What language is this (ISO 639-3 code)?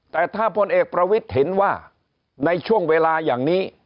tha